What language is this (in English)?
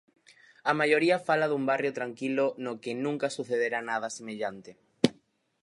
Galician